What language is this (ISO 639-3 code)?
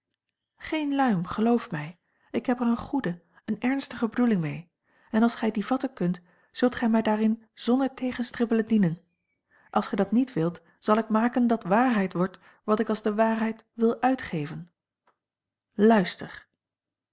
nld